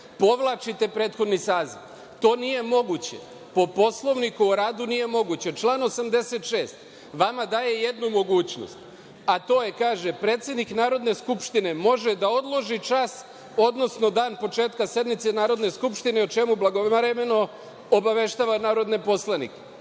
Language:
Serbian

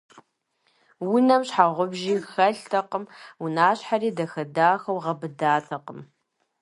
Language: Kabardian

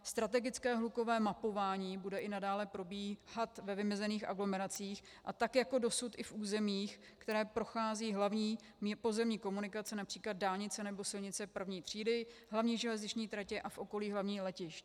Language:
Czech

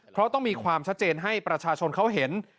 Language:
Thai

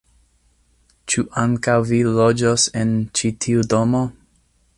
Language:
Esperanto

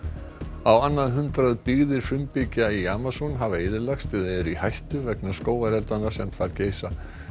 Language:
Icelandic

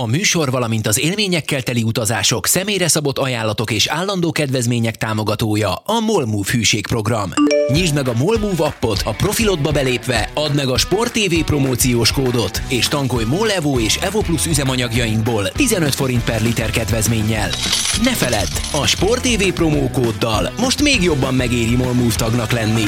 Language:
Hungarian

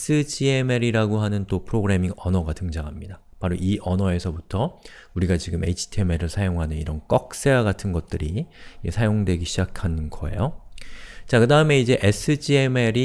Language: Korean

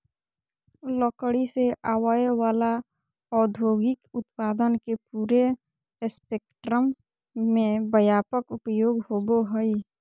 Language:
Magahi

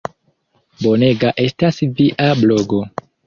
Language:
Esperanto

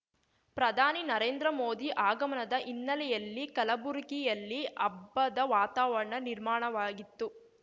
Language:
Kannada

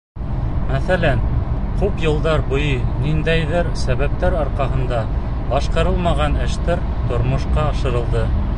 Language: Bashkir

